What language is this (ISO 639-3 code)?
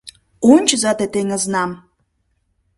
chm